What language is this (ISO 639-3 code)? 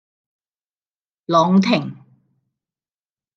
yue